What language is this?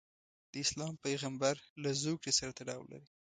Pashto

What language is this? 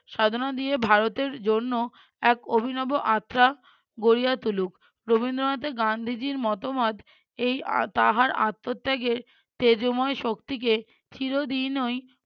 Bangla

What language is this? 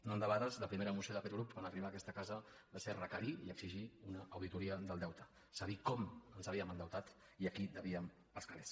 Catalan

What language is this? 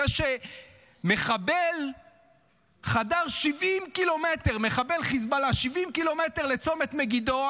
Hebrew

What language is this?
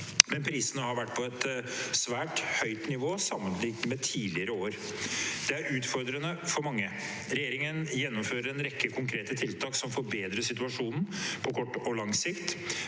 Norwegian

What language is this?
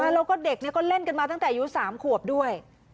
Thai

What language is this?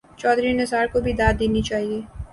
Urdu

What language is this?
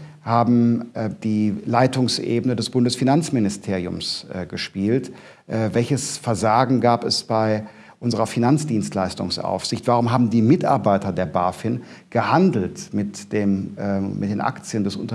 German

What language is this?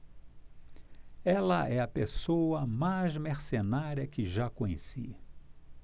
Portuguese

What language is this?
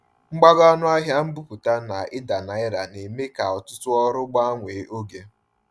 Igbo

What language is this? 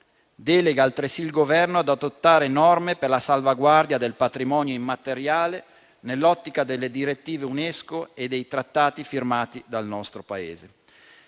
Italian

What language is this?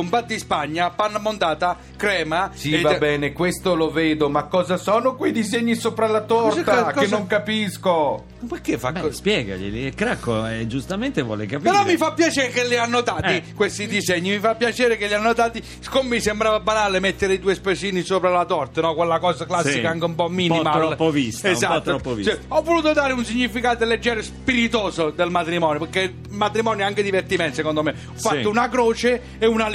Italian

